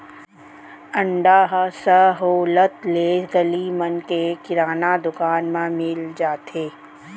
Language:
Chhattisgarhi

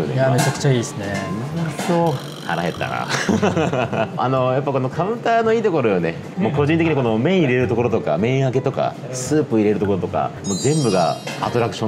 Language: Japanese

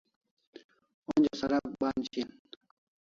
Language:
Kalasha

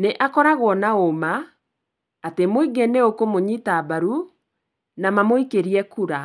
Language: Kikuyu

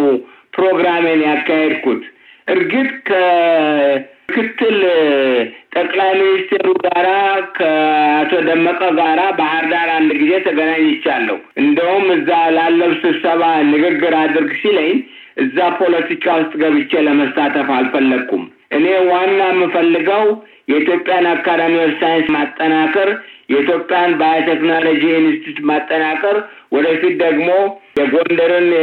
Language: Amharic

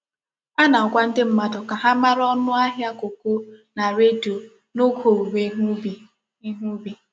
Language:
Igbo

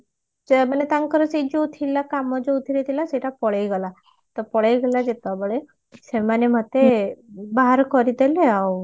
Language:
Odia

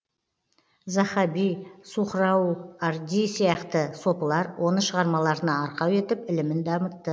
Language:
Kazakh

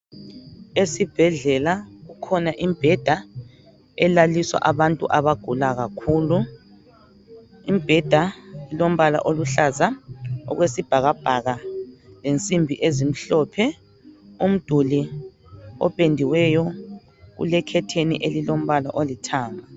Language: North Ndebele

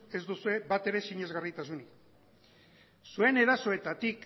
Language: Basque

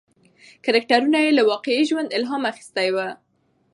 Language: Pashto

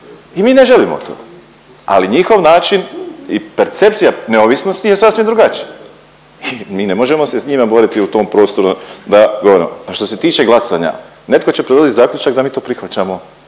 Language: Croatian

